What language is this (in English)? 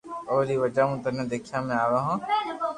Loarki